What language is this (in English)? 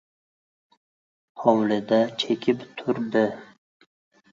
Uzbek